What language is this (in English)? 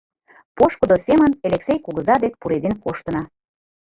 Mari